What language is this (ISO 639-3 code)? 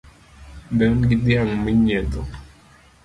luo